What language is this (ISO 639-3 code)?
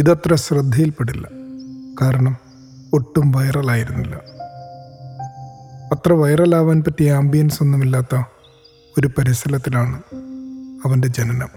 mal